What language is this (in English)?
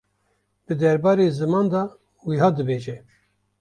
Kurdish